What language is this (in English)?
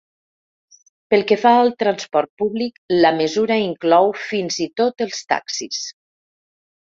Catalan